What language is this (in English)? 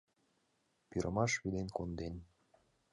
Mari